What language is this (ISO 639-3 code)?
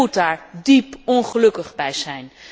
nld